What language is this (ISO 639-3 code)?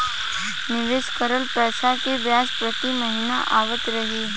bho